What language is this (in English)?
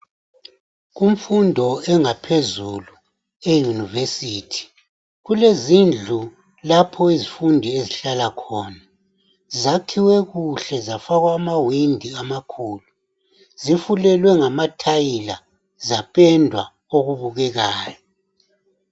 North Ndebele